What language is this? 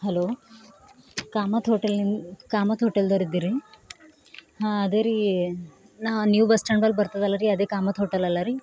Kannada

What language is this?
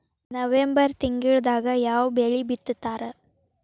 Kannada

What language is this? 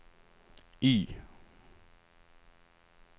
Swedish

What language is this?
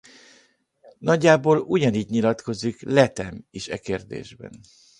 Hungarian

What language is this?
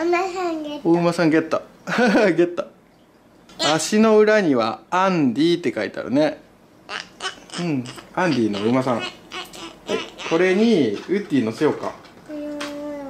Japanese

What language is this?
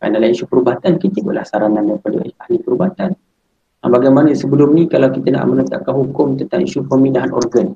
Malay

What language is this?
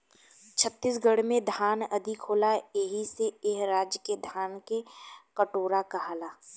Bhojpuri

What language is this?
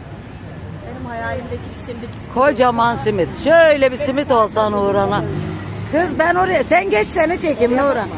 Turkish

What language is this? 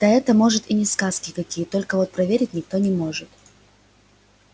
Russian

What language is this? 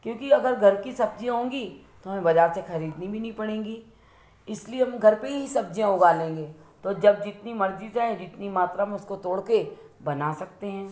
Hindi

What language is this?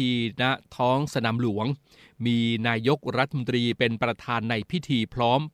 Thai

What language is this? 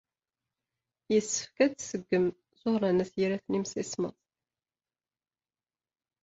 Kabyle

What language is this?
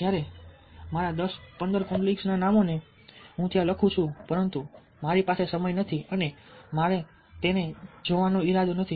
Gujarati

